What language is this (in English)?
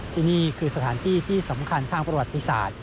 Thai